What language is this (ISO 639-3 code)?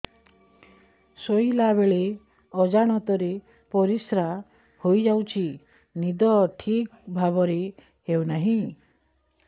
ori